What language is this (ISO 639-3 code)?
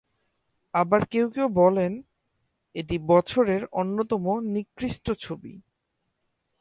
ben